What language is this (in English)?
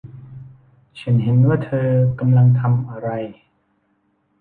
Thai